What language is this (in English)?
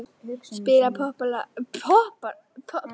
Icelandic